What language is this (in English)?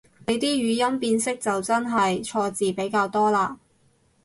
Cantonese